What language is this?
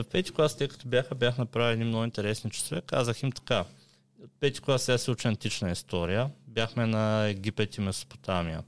Bulgarian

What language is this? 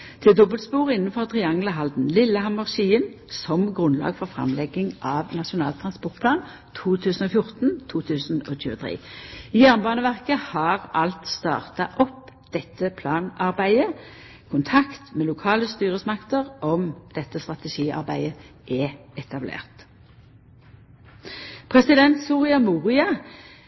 Norwegian Nynorsk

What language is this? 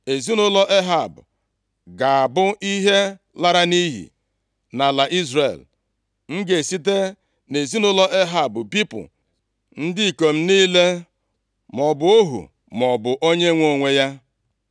Igbo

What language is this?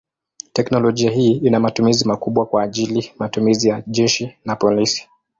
Swahili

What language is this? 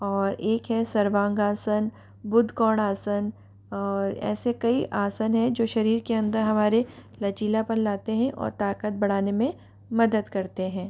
Hindi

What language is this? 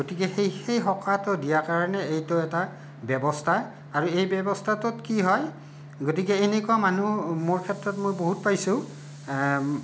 Assamese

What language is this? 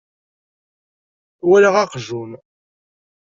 Kabyle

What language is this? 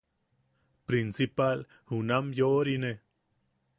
Yaqui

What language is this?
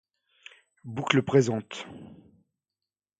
French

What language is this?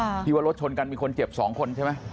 Thai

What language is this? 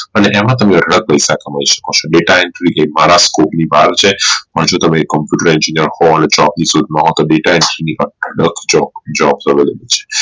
Gujarati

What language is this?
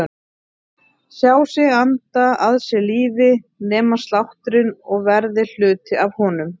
Icelandic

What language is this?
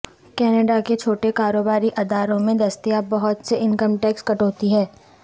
Urdu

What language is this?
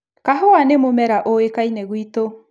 Kikuyu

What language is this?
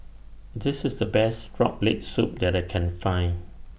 English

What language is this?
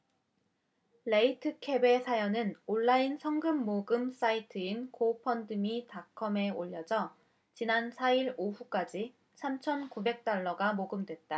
Korean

